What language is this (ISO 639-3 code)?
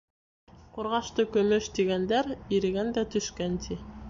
bak